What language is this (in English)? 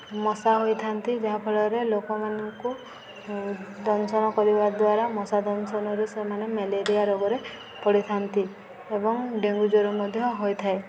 Odia